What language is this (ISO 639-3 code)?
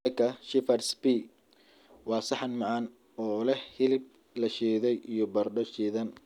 som